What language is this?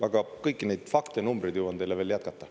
Estonian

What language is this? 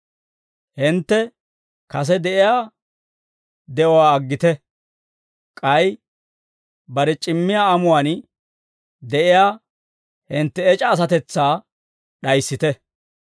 Dawro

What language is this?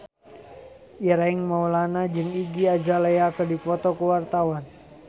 Sundanese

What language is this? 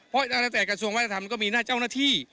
Thai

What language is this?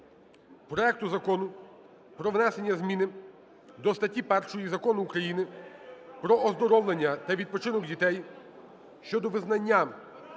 Ukrainian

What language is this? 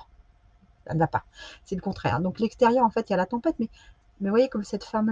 French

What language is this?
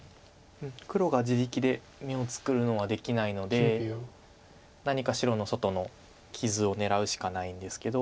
Japanese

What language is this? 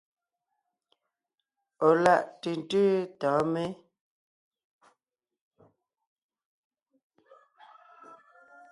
Ngiemboon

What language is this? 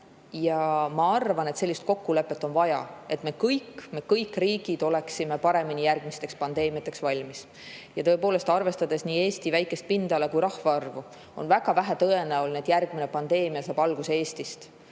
Estonian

